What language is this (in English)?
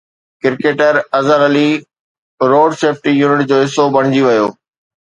Sindhi